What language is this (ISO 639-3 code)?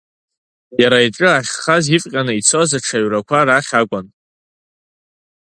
abk